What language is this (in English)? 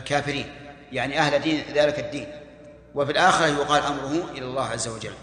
Arabic